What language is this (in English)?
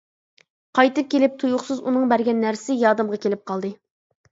Uyghur